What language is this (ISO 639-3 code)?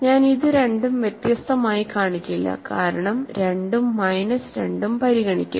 mal